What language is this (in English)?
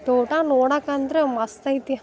Kannada